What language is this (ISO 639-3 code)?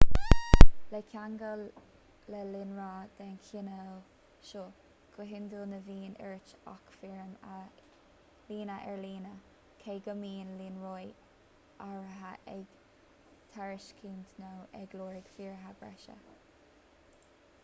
gle